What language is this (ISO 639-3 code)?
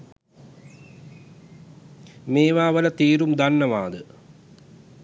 sin